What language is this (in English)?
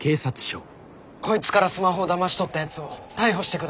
Japanese